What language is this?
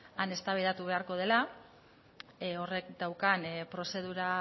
Basque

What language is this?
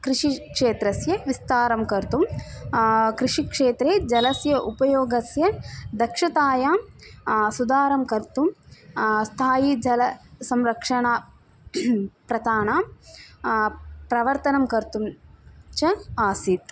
Sanskrit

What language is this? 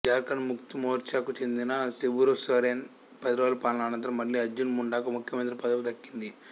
Telugu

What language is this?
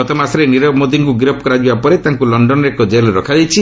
Odia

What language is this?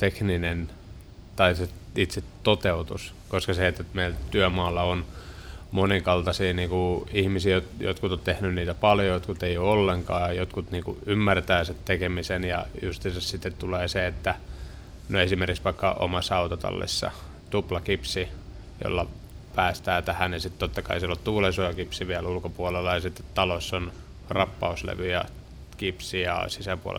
Finnish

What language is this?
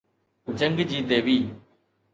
Sindhi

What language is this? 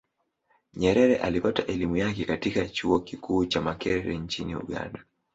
Swahili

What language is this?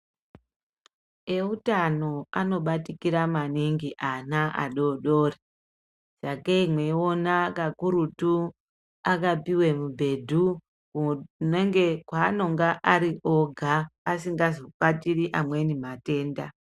Ndau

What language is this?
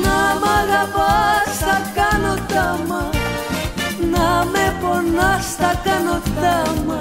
Greek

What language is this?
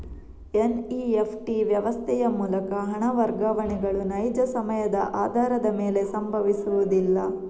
Kannada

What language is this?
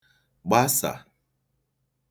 Igbo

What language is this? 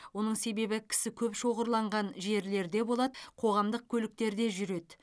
Kazakh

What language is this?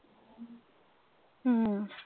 Punjabi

